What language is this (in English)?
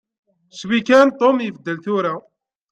Kabyle